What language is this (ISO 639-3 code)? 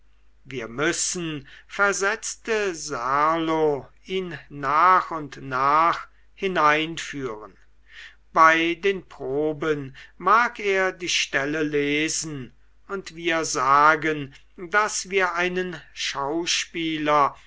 deu